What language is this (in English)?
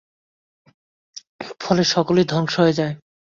Bangla